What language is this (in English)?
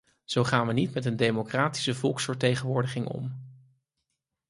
Dutch